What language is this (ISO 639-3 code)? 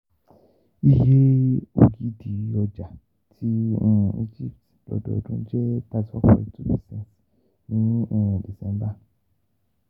yor